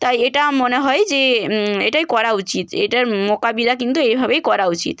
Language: Bangla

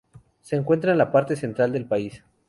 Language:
Spanish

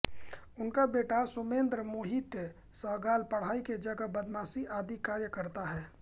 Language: Hindi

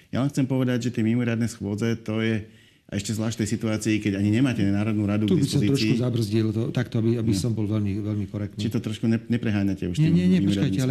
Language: Slovak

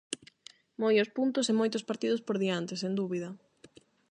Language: Galician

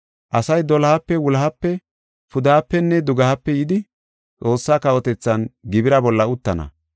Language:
Gofa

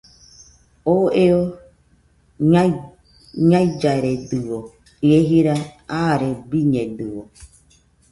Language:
Nüpode Huitoto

